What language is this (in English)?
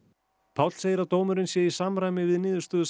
Icelandic